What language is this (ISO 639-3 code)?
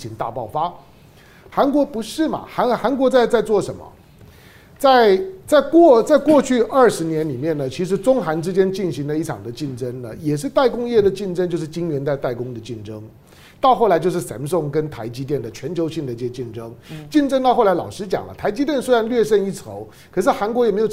zho